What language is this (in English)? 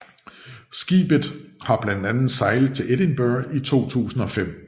Danish